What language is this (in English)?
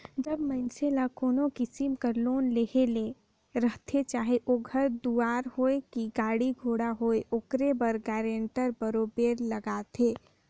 Chhattisgarhi